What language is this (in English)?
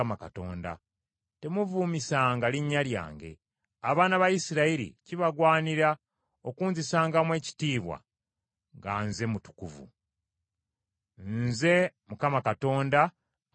Ganda